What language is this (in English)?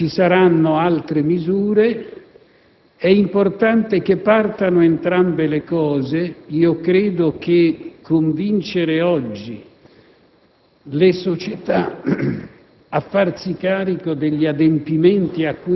Italian